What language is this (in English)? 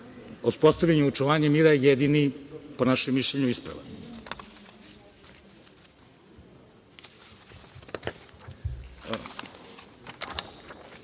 Serbian